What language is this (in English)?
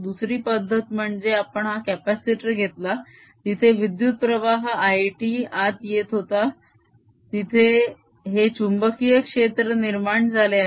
Marathi